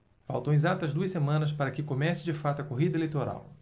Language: Portuguese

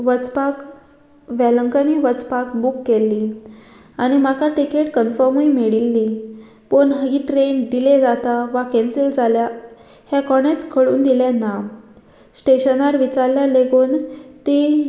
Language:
Konkani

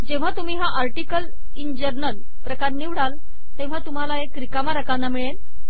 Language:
Marathi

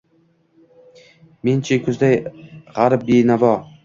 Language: Uzbek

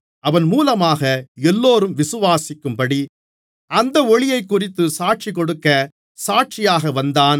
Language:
Tamil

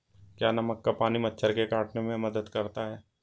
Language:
Hindi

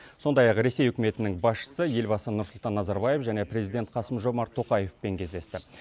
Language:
Kazakh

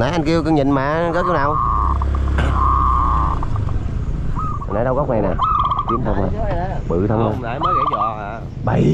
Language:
Vietnamese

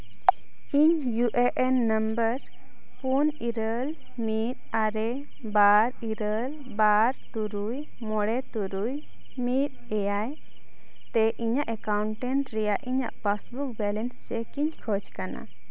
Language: Santali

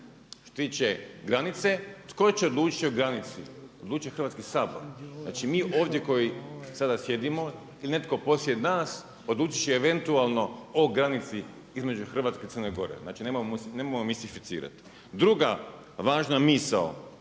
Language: Croatian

